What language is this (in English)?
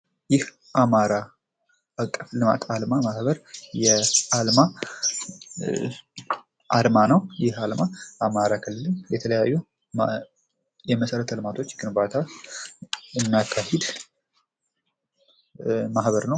Amharic